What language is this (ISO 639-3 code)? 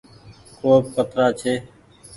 gig